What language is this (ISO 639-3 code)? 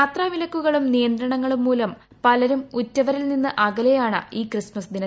mal